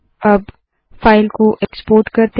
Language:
Hindi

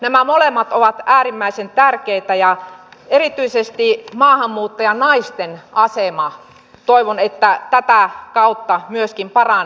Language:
Finnish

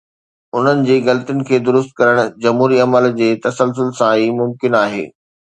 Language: Sindhi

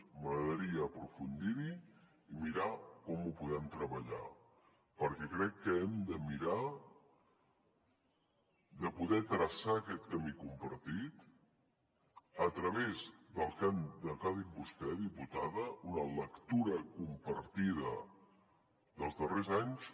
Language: Catalan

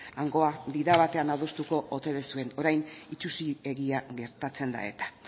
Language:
Basque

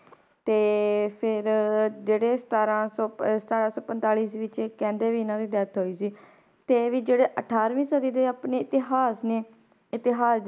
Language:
Punjabi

